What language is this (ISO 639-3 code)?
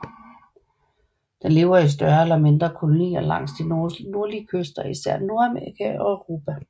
dan